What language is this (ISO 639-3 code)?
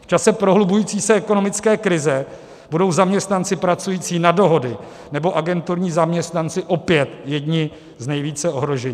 ces